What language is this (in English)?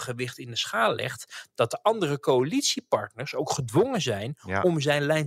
Dutch